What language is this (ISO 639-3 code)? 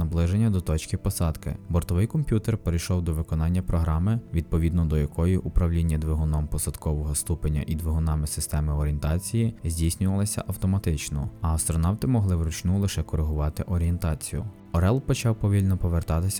ukr